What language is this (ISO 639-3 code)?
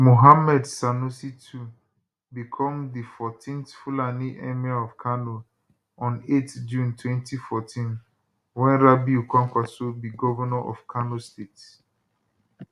pcm